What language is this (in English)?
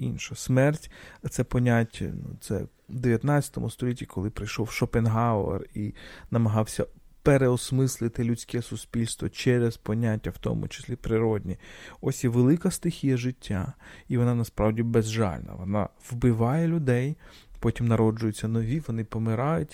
Ukrainian